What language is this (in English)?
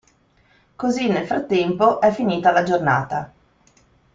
Italian